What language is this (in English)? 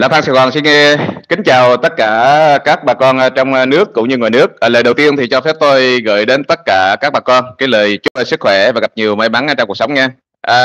Vietnamese